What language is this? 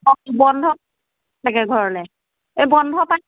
Assamese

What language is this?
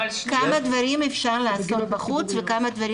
Hebrew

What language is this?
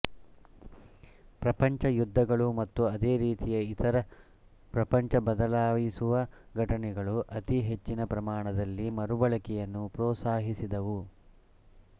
Kannada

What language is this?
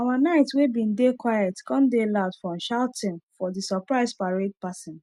Nigerian Pidgin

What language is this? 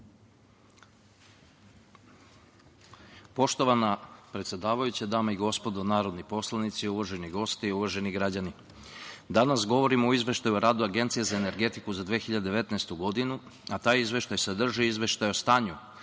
Serbian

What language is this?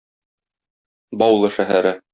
Tatar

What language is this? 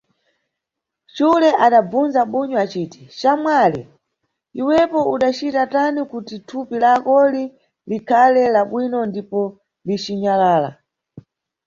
Nyungwe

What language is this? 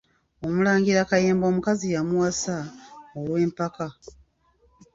Ganda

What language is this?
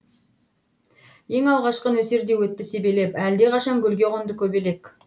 Kazakh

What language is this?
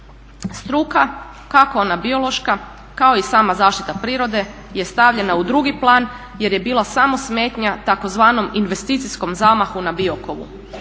Croatian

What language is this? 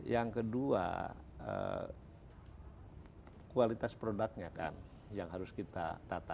Indonesian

